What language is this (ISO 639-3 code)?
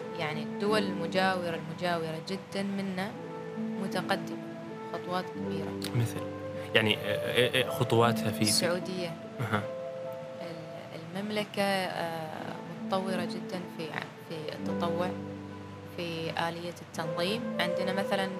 ara